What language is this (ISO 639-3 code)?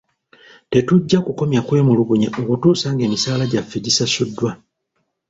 lug